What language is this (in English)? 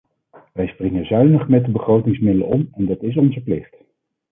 Dutch